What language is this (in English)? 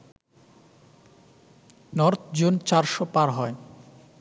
Bangla